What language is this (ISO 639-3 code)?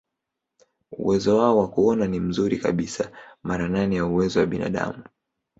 swa